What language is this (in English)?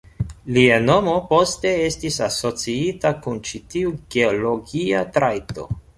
Esperanto